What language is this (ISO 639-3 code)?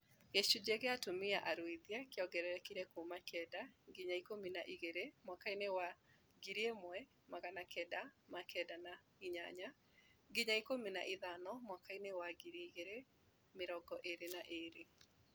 kik